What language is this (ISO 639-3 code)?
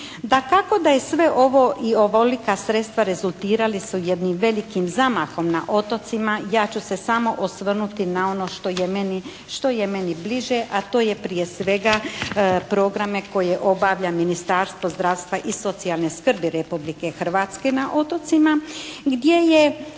hrv